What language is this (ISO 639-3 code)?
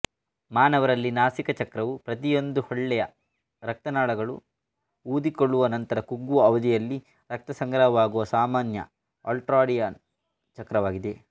kan